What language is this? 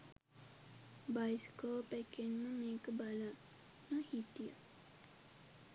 Sinhala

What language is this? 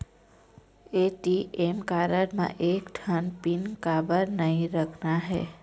Chhattisgarhi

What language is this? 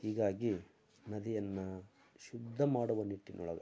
Kannada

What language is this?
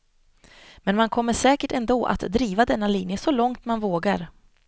Swedish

